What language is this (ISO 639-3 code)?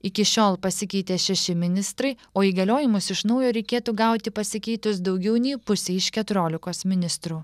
lit